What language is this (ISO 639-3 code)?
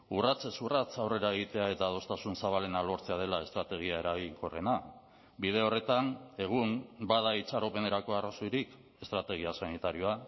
eus